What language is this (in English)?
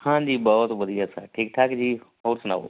Punjabi